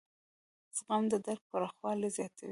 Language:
Pashto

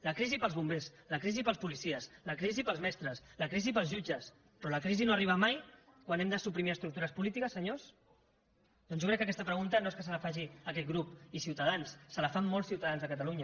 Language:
Catalan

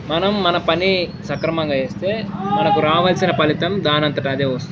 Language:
Telugu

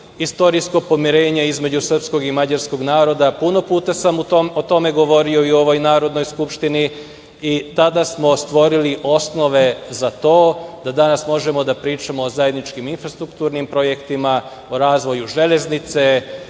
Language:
Serbian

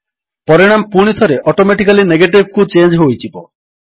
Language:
Odia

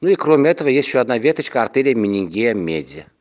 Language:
Russian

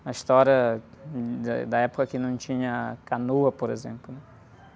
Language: Portuguese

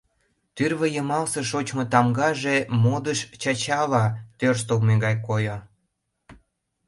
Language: Mari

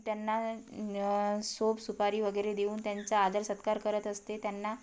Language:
Marathi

